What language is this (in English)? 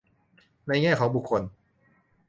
Thai